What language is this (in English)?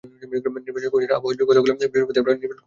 Bangla